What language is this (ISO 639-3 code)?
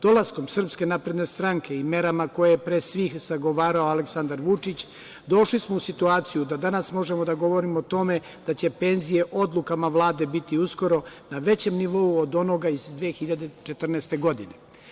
srp